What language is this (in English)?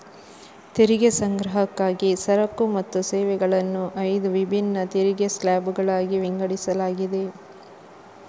Kannada